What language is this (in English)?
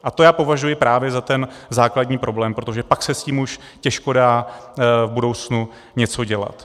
Czech